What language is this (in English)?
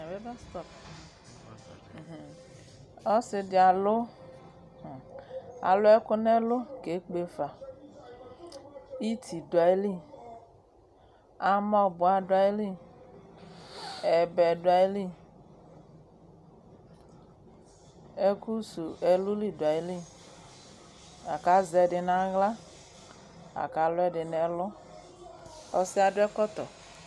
Ikposo